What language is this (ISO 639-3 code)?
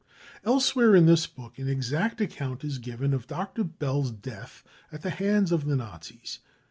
eng